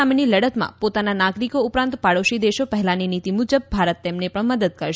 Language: Gujarati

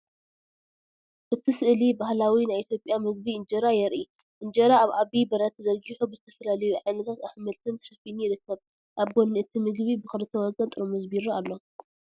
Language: Tigrinya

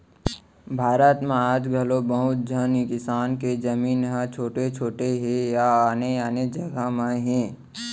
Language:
Chhattisgarhi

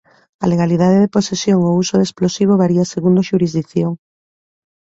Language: Galician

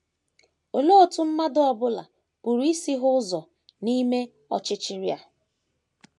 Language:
Igbo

